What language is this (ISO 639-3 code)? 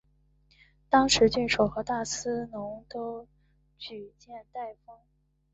zho